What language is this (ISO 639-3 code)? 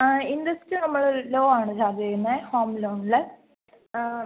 mal